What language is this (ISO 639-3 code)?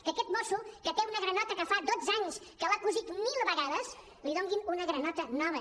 cat